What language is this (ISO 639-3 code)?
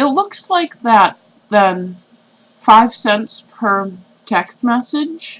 eng